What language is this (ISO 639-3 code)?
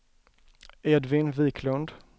swe